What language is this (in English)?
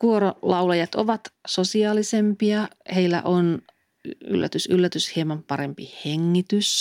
Finnish